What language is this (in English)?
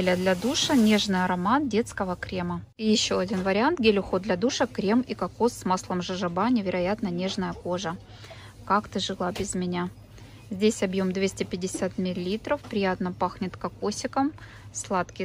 Russian